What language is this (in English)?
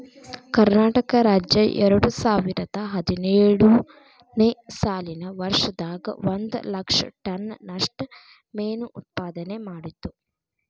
Kannada